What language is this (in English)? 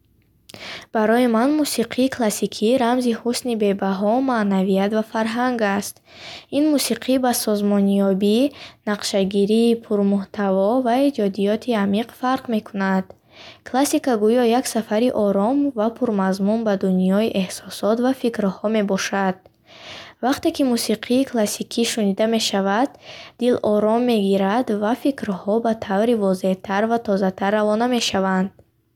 Bukharic